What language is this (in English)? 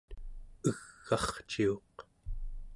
Central Yupik